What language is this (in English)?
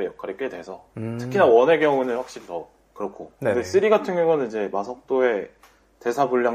Korean